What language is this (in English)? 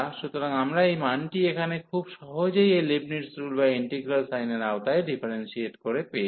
Bangla